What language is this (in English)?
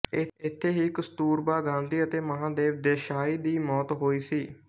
Punjabi